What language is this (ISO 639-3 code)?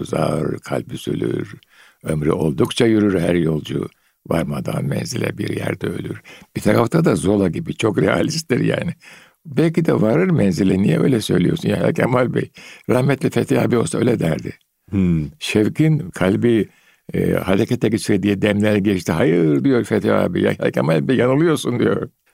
tur